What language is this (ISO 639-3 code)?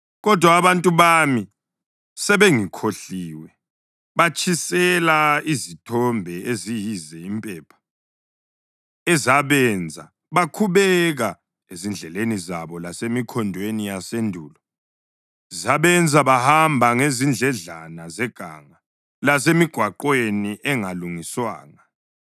nde